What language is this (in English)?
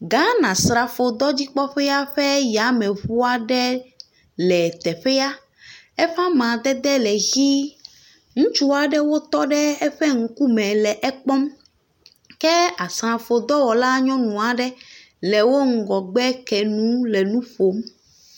Ewe